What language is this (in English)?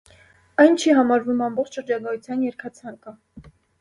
Armenian